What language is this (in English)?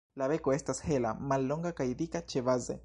Esperanto